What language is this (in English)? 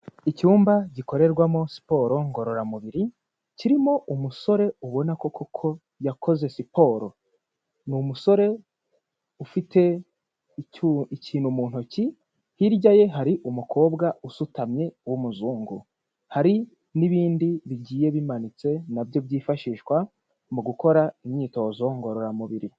Kinyarwanda